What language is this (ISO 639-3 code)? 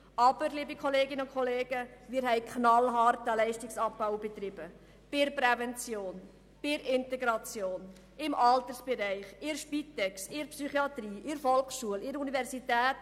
gsw